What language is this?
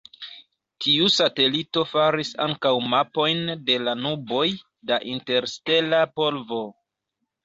Esperanto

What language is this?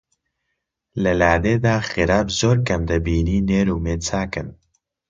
Central Kurdish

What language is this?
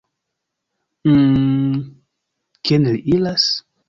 Esperanto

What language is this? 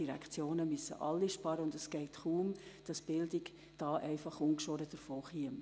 Swiss German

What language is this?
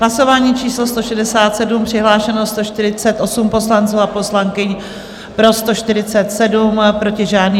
Czech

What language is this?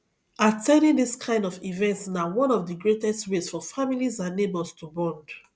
Nigerian Pidgin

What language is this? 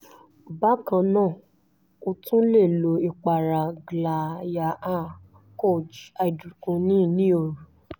Yoruba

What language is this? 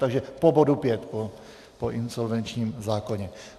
Czech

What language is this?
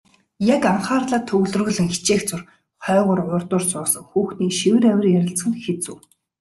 Mongolian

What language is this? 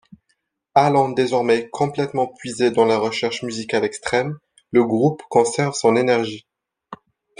French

